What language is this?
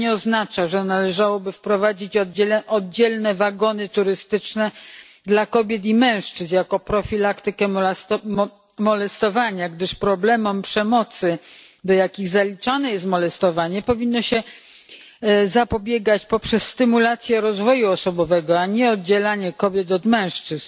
Polish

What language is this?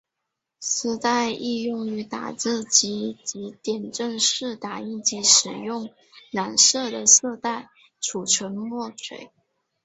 Chinese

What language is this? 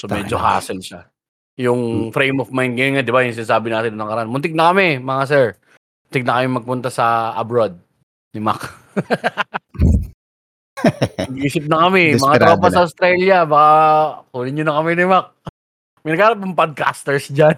Filipino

